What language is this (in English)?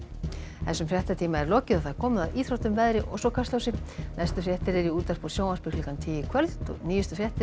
Icelandic